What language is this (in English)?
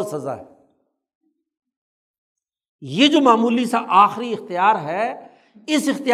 Urdu